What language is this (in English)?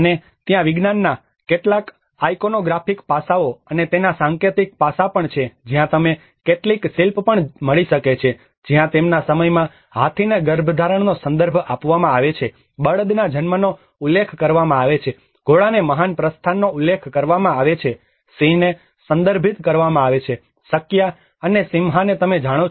Gujarati